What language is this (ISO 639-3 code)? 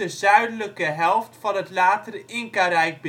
nld